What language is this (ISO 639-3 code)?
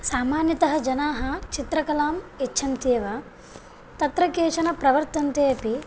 san